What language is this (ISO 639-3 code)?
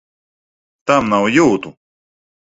lav